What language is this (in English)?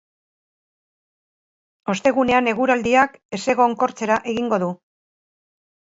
Basque